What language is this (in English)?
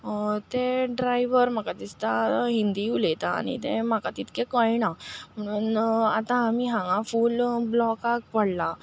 Konkani